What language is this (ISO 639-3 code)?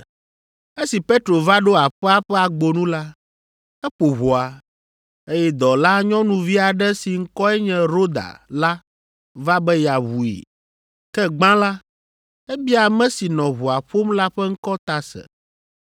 ewe